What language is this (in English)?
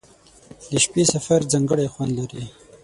Pashto